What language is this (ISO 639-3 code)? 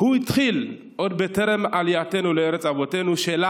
heb